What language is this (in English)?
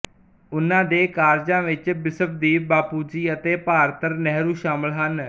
Punjabi